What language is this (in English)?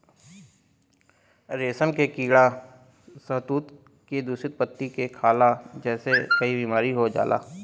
Bhojpuri